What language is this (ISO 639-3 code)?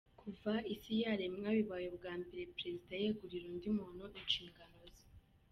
kin